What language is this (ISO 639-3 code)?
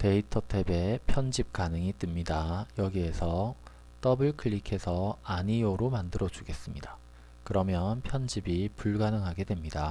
kor